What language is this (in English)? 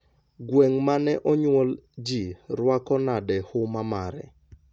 Luo (Kenya and Tanzania)